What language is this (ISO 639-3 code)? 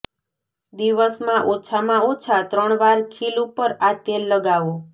guj